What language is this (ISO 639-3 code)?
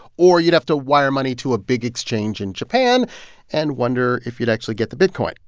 eng